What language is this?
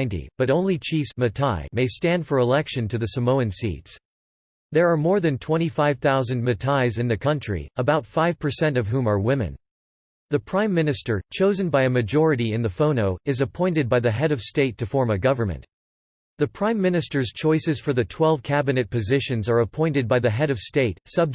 English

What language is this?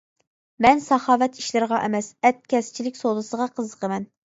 Uyghur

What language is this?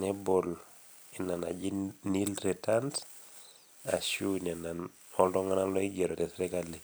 Masai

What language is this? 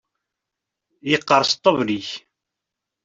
Kabyle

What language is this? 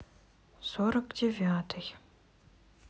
Russian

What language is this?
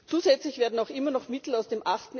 German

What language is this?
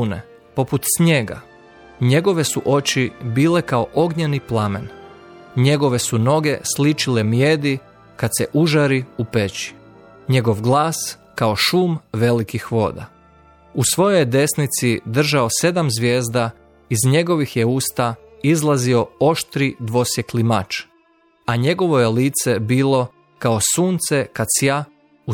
Croatian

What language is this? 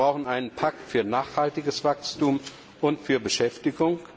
German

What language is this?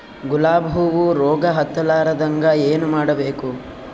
Kannada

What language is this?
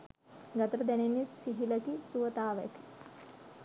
Sinhala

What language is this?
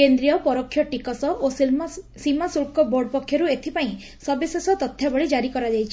Odia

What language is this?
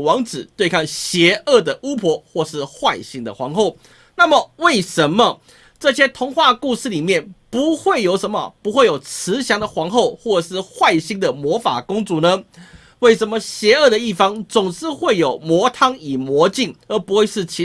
Chinese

